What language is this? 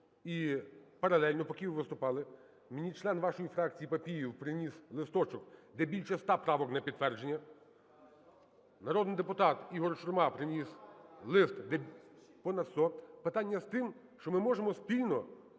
Ukrainian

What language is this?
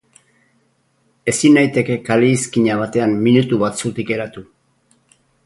Basque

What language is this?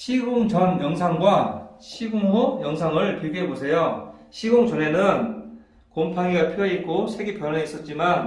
Korean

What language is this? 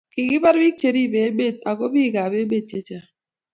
Kalenjin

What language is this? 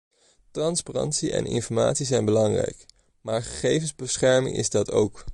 Dutch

